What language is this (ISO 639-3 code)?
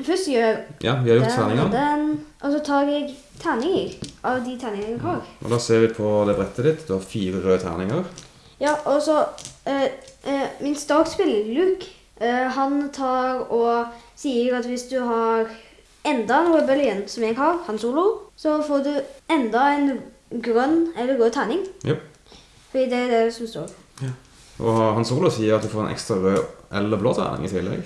nor